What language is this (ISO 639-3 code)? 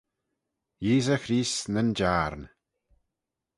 glv